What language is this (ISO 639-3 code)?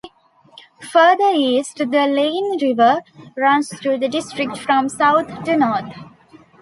eng